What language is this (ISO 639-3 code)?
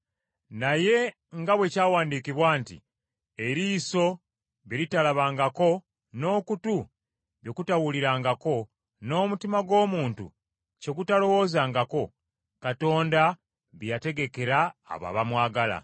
lug